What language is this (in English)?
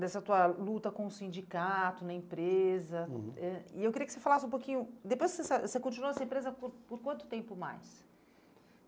Portuguese